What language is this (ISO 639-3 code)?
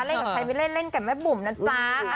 tha